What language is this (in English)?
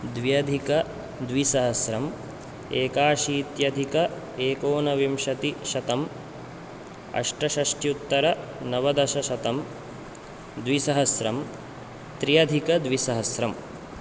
Sanskrit